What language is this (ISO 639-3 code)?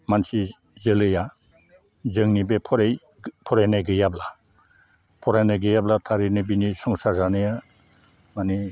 brx